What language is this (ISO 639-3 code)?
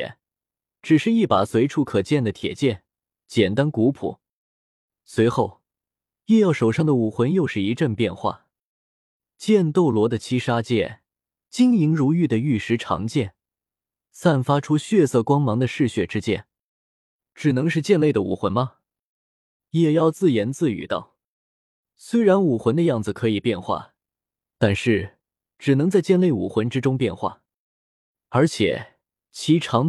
zho